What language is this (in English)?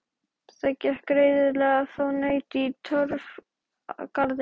Icelandic